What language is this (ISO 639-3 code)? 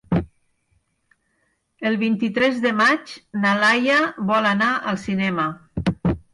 cat